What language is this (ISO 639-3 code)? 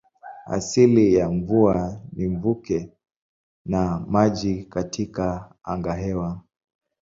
swa